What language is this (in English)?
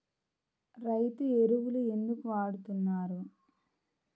Telugu